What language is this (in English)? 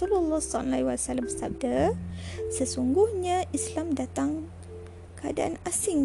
Malay